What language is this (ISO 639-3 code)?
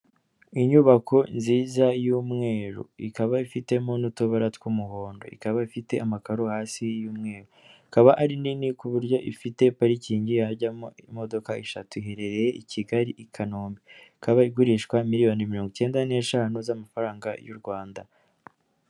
kin